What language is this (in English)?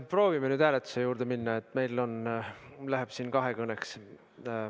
Estonian